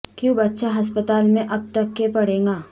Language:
Urdu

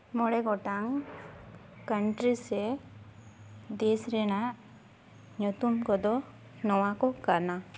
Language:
Santali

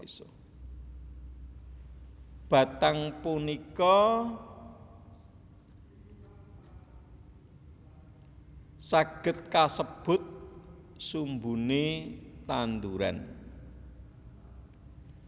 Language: Javanese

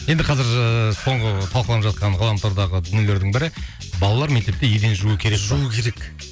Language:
Kazakh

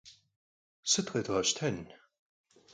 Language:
Kabardian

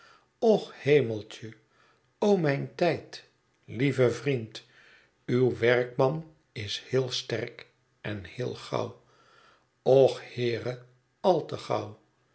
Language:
Dutch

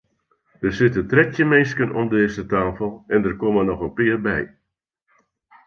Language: Western Frisian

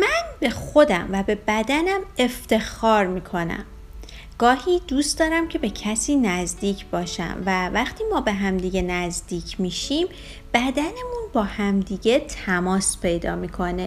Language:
Persian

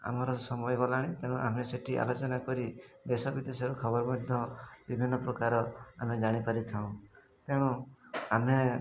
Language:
Odia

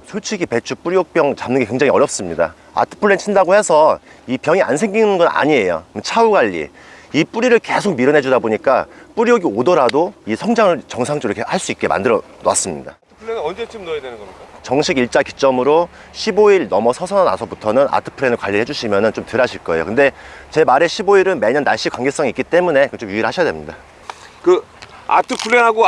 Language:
Korean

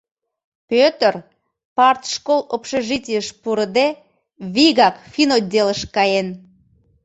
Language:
Mari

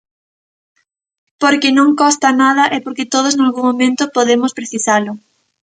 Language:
Galician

